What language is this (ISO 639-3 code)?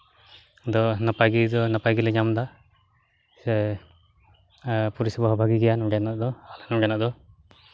sat